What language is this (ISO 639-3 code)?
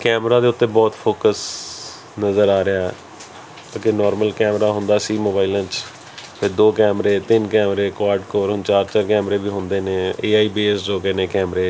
pan